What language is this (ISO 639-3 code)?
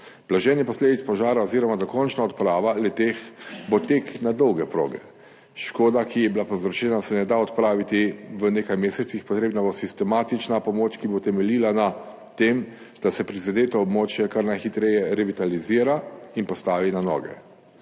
slv